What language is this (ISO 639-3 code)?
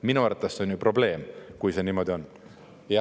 est